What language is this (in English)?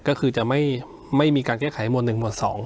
Thai